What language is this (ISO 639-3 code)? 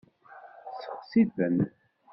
kab